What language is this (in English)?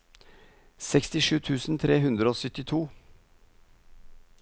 Norwegian